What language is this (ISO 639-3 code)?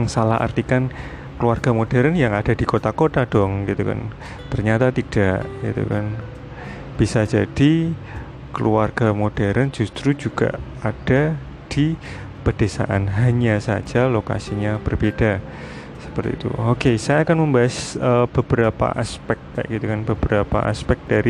ind